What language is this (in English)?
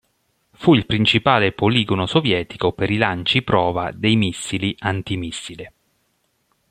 Italian